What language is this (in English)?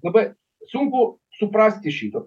Lithuanian